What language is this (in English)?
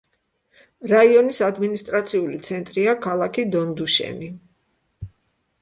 Georgian